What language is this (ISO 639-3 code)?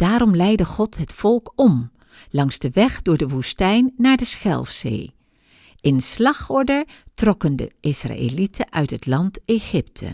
nld